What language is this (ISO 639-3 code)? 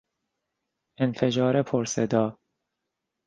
fas